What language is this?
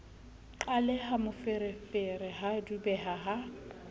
Southern Sotho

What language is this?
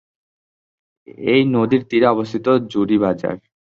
Bangla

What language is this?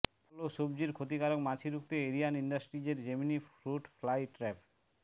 Bangla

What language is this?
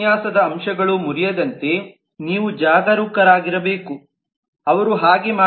Kannada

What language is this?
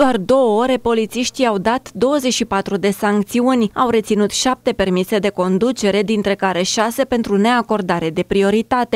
Romanian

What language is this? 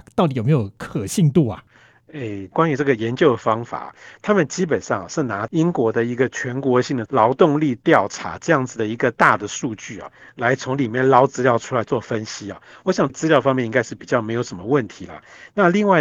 Chinese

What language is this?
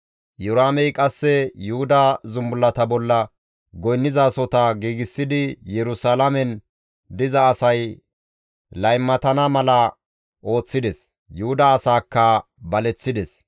Gamo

